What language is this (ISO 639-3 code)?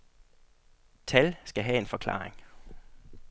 dan